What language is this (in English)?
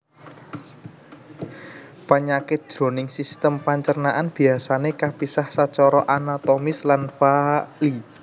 Javanese